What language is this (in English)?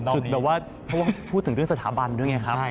Thai